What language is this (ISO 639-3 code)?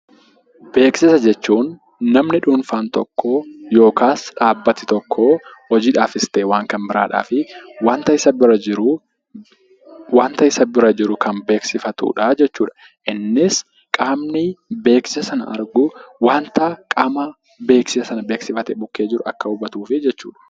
orm